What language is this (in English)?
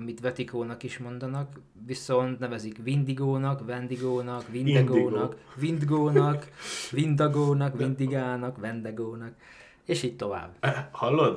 Hungarian